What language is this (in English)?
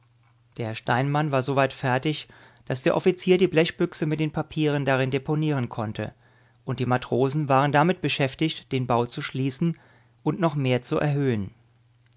German